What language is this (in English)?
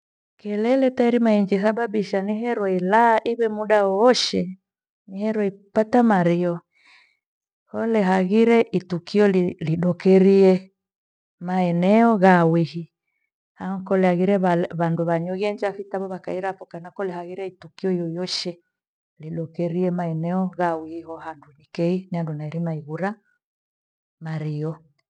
Gweno